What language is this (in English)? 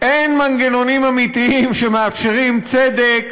Hebrew